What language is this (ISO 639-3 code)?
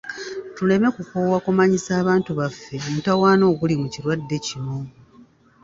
lug